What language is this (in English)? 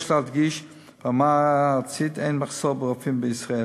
Hebrew